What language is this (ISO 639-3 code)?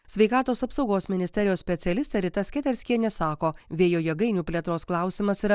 lit